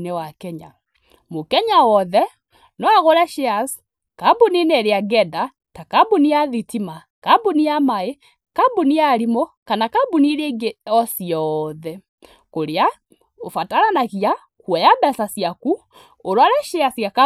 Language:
Kikuyu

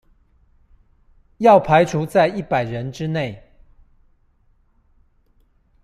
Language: Chinese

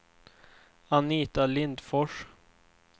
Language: Swedish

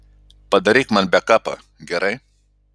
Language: Lithuanian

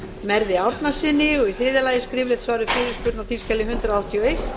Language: Icelandic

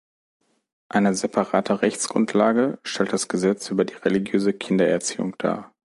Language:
German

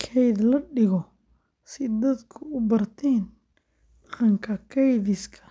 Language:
Somali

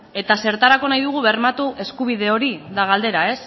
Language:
Basque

